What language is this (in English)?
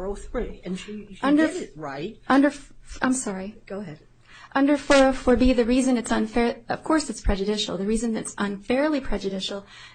English